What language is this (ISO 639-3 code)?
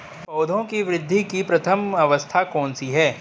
hin